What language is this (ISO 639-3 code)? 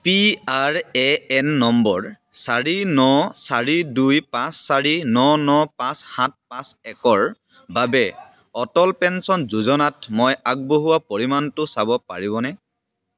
asm